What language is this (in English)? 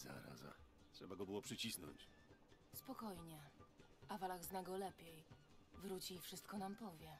Polish